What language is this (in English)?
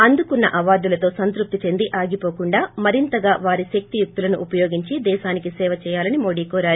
Telugu